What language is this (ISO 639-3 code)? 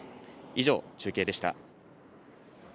jpn